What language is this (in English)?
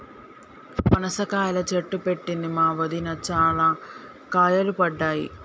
Telugu